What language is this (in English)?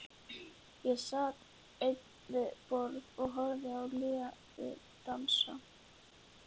Icelandic